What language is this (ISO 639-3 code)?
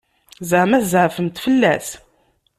kab